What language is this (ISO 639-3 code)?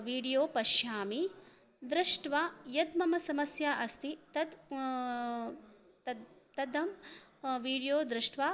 san